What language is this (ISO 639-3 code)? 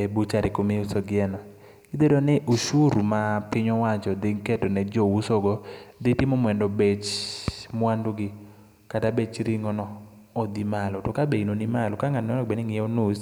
luo